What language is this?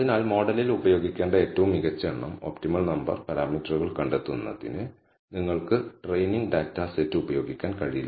Malayalam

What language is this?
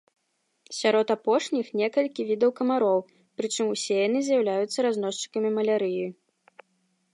Belarusian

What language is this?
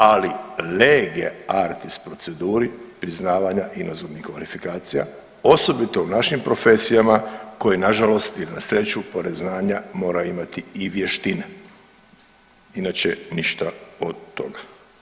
Croatian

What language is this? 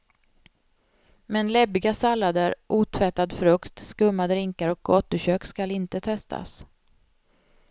Swedish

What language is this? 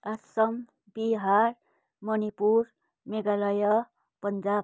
Nepali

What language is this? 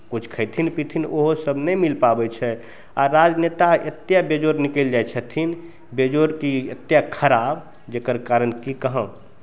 Maithili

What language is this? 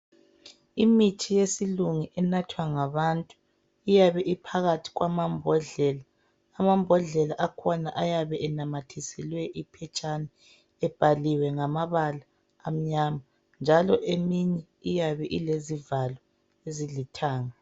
North Ndebele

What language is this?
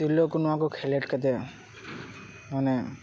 Santali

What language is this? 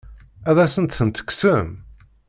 Kabyle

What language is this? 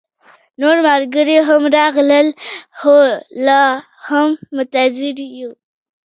Pashto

